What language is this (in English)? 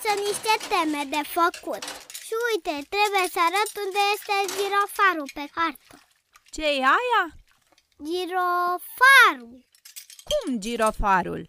Romanian